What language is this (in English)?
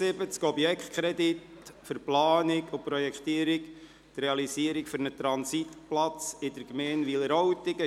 Swiss German